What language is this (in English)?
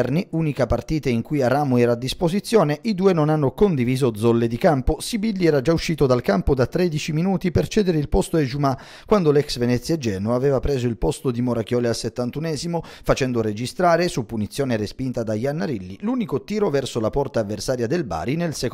Italian